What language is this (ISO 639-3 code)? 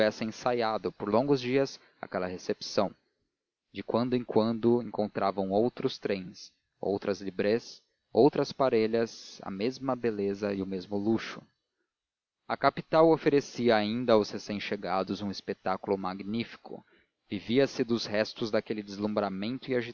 por